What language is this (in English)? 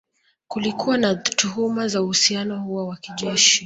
Swahili